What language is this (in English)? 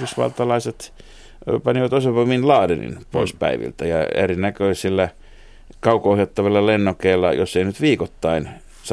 Finnish